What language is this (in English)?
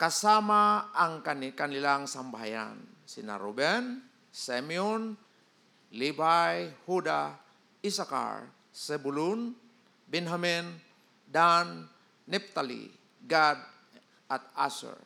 Filipino